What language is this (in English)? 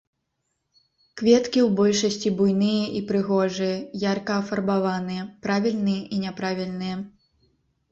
Belarusian